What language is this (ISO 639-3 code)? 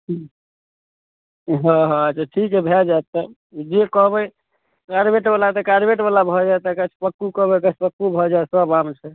mai